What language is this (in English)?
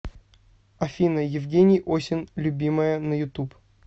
Russian